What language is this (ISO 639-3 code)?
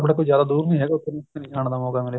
pan